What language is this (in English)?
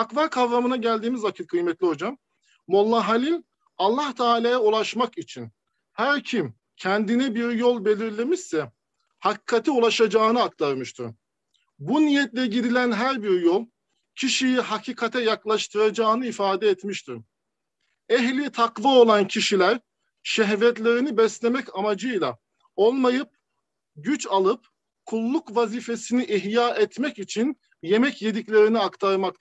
Turkish